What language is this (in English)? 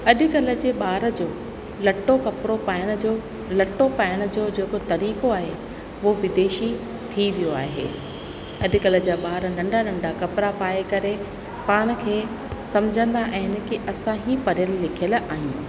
Sindhi